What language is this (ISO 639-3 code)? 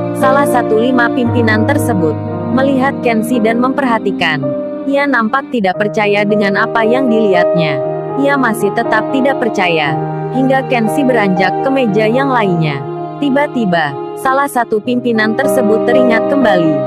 ind